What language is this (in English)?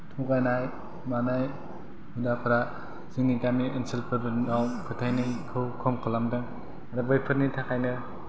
Bodo